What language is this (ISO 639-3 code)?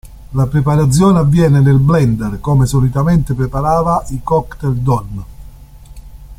ita